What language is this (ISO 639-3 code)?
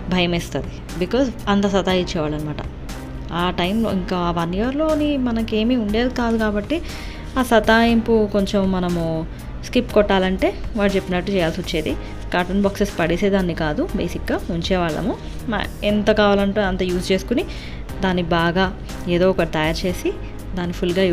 tel